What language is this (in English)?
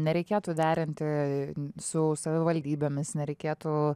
Lithuanian